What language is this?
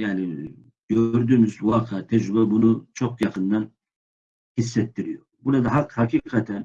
Turkish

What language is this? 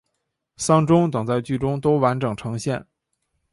Chinese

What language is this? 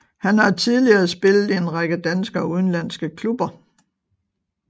Danish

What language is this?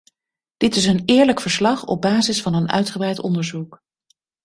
Dutch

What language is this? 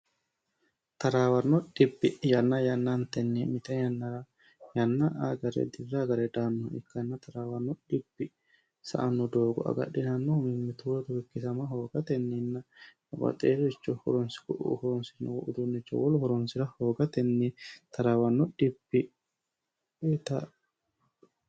Sidamo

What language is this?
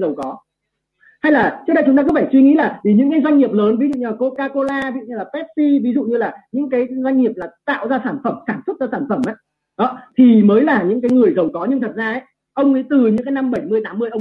Vietnamese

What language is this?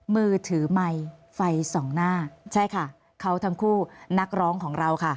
Thai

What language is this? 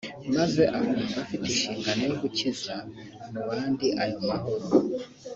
Kinyarwanda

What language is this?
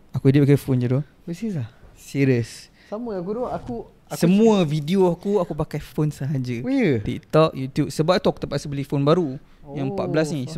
Malay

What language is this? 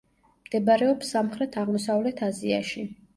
Georgian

